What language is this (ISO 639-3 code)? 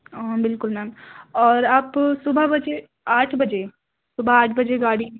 urd